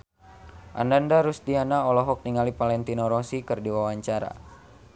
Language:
Sundanese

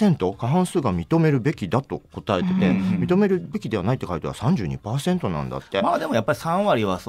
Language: Japanese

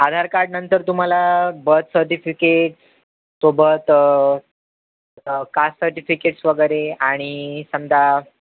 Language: Marathi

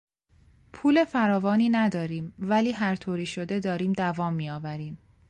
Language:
Persian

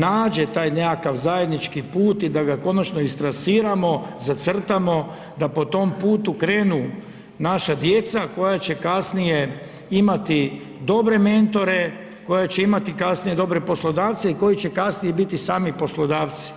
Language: Croatian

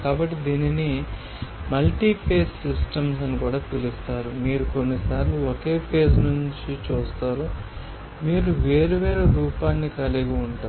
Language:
Telugu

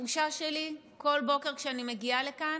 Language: Hebrew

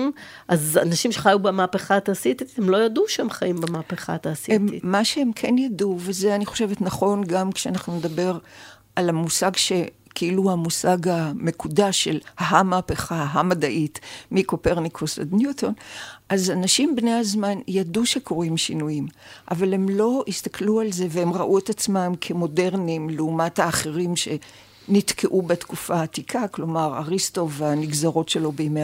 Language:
Hebrew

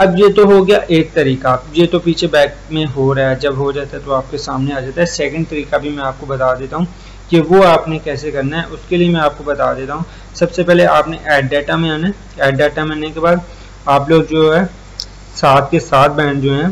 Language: Hindi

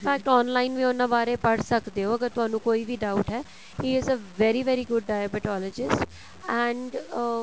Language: Punjabi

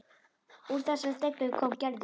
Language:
Icelandic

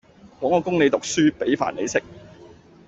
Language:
Cantonese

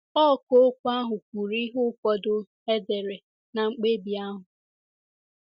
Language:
Igbo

